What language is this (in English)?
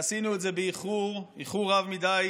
Hebrew